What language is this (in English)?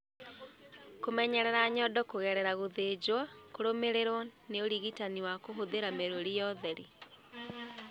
Kikuyu